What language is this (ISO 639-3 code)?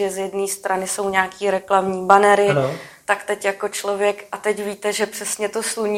ces